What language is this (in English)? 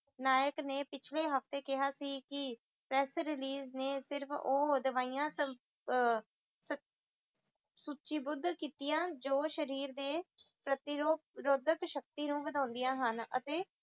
Punjabi